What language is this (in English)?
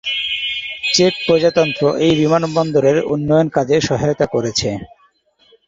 Bangla